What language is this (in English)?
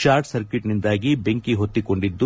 Kannada